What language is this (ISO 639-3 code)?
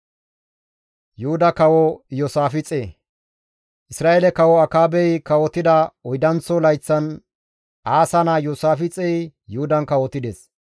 gmv